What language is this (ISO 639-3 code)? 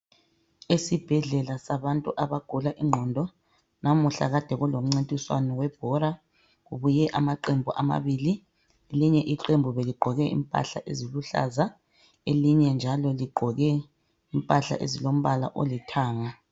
nde